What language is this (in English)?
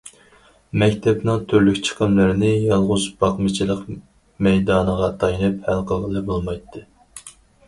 Uyghur